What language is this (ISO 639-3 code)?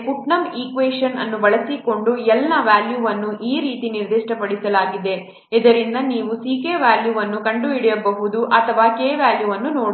kan